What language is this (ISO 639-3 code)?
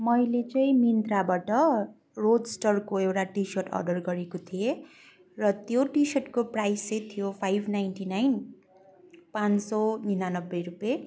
nep